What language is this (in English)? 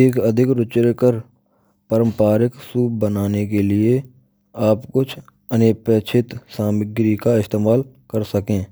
Braj